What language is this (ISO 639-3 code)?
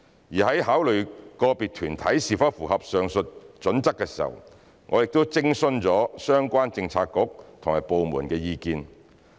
yue